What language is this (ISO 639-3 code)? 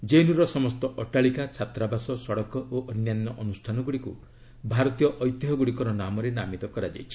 ori